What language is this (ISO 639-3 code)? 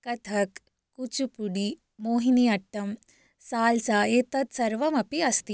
san